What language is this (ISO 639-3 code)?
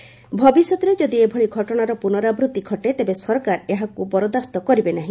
ori